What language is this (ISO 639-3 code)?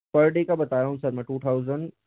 hin